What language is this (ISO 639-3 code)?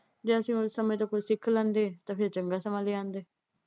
pan